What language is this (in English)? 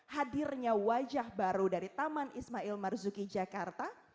Indonesian